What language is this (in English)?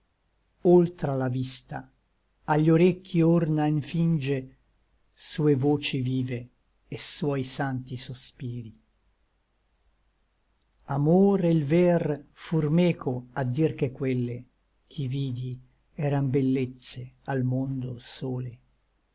Italian